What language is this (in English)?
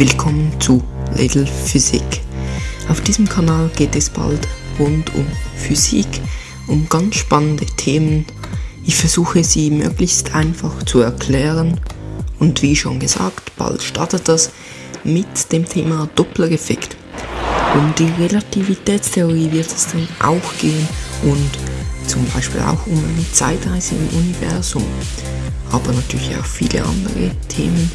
German